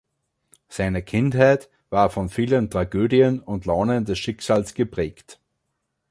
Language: German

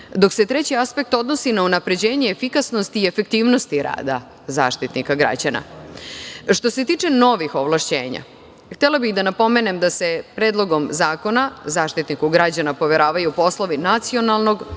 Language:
Serbian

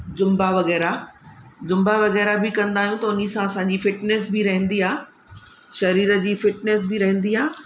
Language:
Sindhi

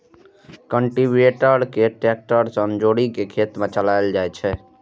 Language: Maithili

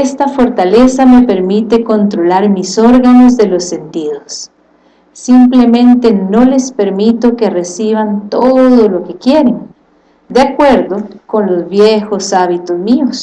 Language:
Spanish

